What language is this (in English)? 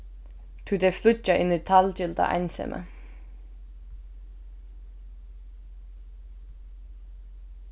Faroese